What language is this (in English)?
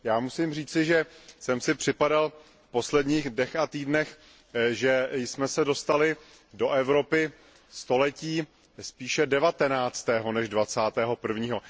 Czech